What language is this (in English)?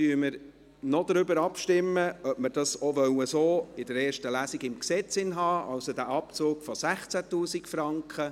Swiss German